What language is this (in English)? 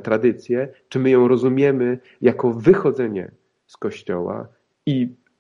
Polish